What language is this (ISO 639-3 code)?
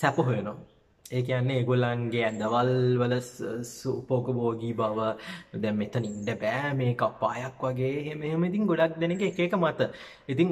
ind